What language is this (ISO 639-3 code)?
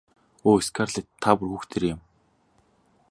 mon